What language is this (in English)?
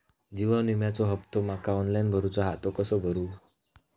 Marathi